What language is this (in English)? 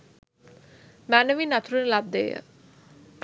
Sinhala